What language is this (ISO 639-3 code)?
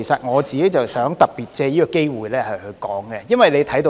yue